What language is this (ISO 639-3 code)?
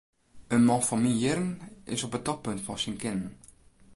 fry